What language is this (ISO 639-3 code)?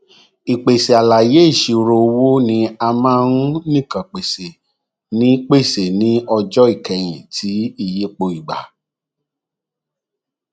yor